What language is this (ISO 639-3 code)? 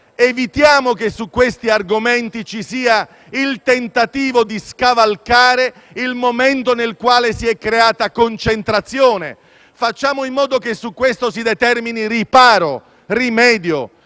ita